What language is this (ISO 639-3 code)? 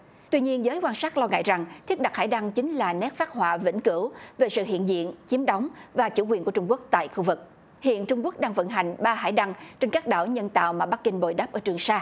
vie